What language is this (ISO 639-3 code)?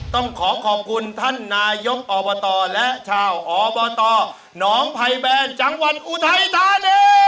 tha